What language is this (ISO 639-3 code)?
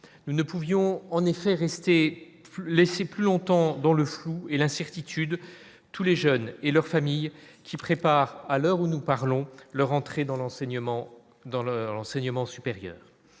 fra